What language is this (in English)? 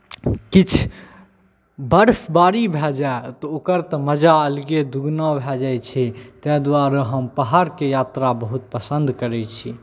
Maithili